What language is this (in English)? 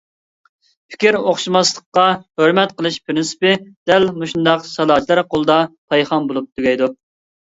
Uyghur